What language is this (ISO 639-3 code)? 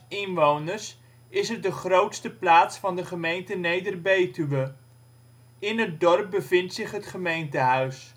nld